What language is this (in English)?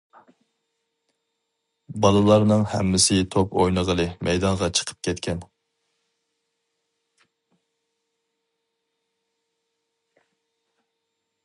Uyghur